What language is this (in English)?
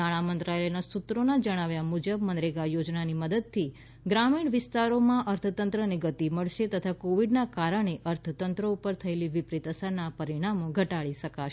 Gujarati